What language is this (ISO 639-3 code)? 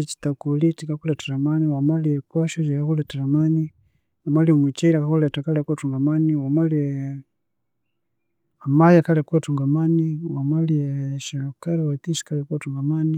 koo